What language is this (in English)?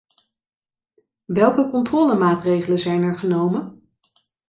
Dutch